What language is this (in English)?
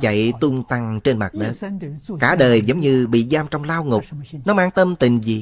Vietnamese